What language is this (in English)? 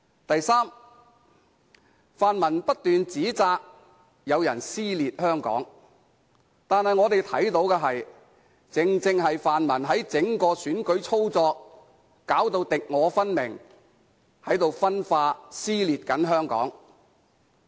Cantonese